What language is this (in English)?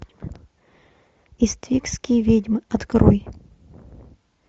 Russian